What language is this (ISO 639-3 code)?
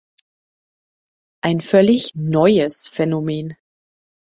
deu